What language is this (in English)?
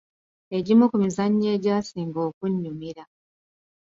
Ganda